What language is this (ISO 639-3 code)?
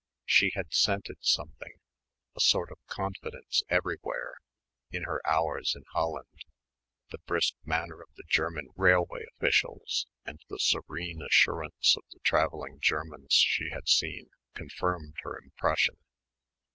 eng